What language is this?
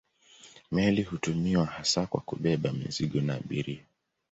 Swahili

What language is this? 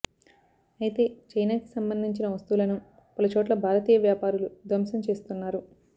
Telugu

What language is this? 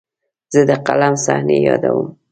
Pashto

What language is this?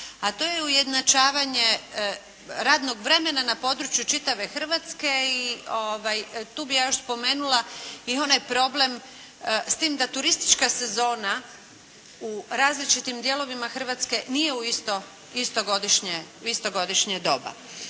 Croatian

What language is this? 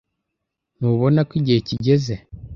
Kinyarwanda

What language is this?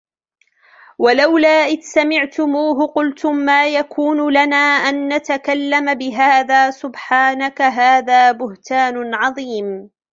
Arabic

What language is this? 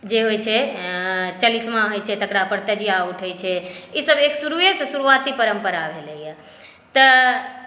Maithili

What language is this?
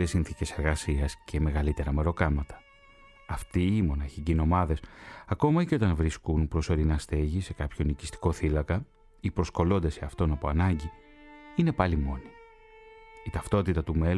Greek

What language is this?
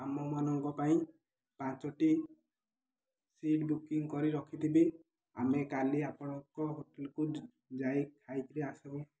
Odia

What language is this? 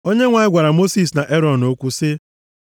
Igbo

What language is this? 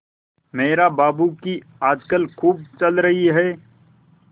Hindi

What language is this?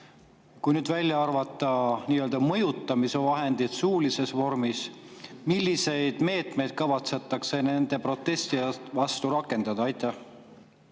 Estonian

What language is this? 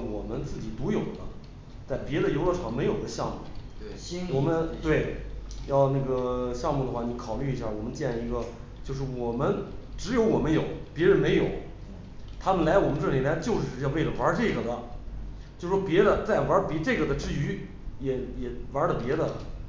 Chinese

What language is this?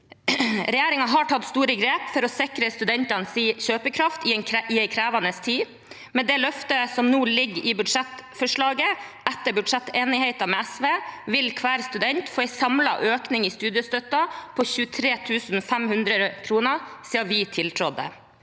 Norwegian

